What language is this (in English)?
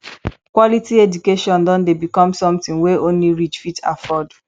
Nigerian Pidgin